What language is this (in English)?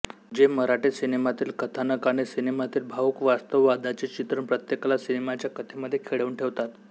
Marathi